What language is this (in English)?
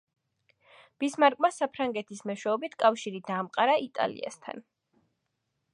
Georgian